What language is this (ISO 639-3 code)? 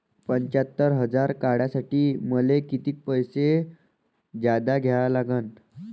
mar